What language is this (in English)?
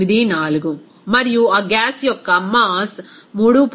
Telugu